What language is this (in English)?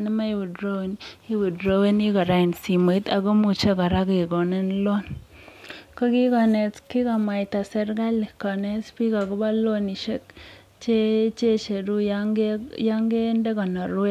Kalenjin